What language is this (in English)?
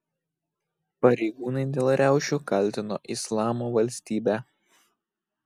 Lithuanian